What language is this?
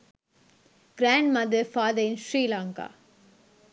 Sinhala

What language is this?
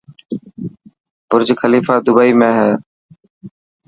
Dhatki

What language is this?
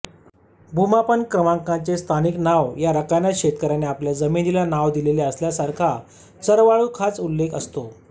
Marathi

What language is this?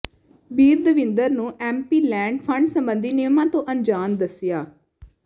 Punjabi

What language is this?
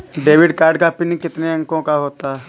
Hindi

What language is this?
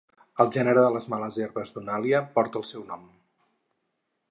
Catalan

